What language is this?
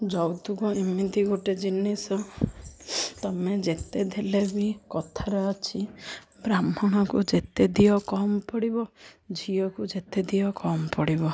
Odia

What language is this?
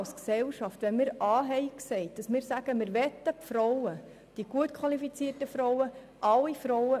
Swiss German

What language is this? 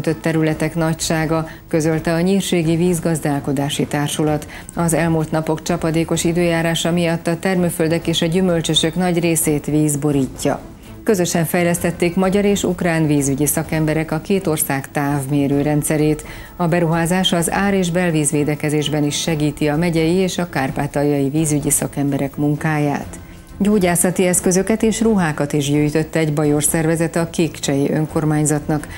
Hungarian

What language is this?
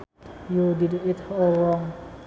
Sundanese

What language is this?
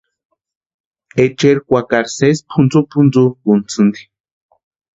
Western Highland Purepecha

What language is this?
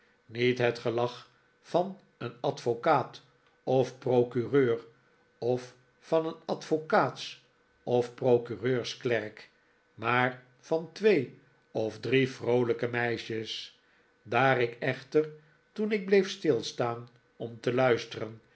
Dutch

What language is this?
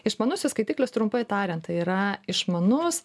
Lithuanian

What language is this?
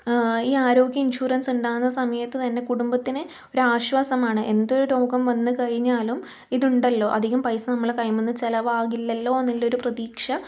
Malayalam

